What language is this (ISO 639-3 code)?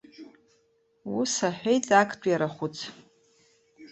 abk